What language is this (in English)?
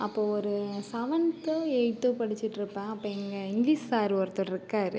Tamil